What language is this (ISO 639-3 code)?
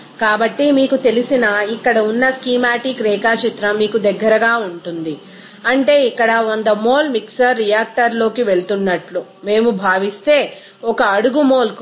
tel